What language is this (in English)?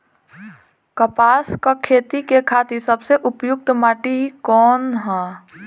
Bhojpuri